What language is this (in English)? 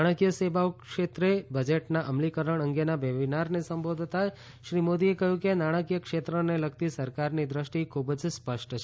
Gujarati